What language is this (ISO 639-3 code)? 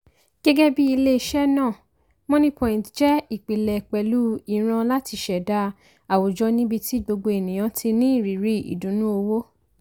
yor